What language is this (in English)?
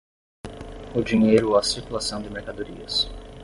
Portuguese